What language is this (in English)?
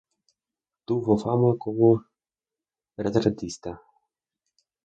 Spanish